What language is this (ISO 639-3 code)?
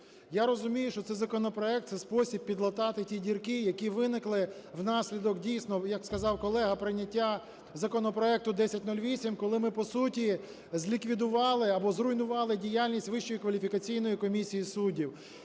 ukr